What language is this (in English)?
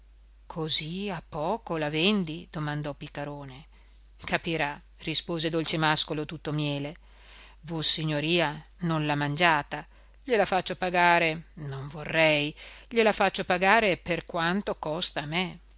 Italian